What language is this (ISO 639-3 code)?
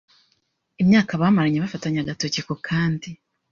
kin